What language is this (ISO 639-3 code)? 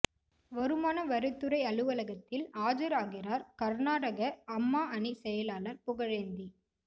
tam